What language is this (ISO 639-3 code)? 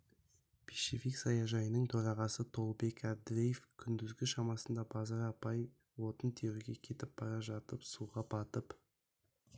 kaz